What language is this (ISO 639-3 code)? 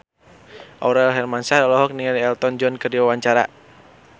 sun